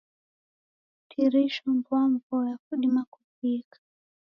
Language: Taita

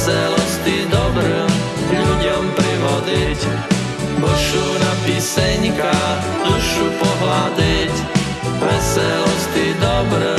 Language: Slovak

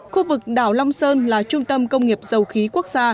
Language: Vietnamese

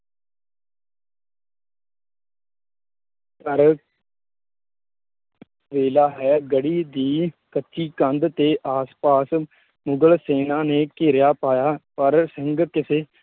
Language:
Punjabi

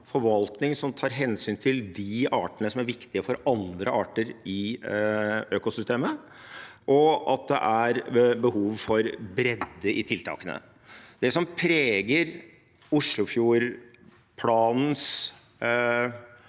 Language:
Norwegian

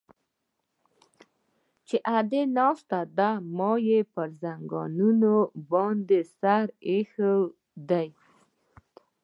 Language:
Pashto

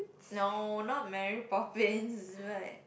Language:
English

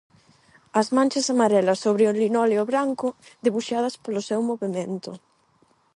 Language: Galician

